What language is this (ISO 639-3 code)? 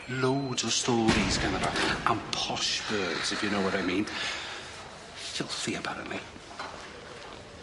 cym